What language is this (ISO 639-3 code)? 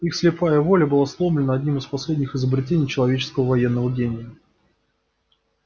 rus